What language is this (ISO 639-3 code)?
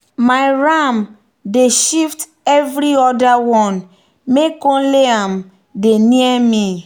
pcm